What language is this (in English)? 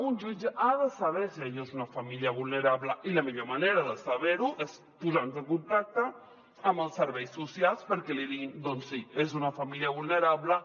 Catalan